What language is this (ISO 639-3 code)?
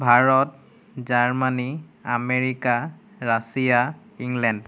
asm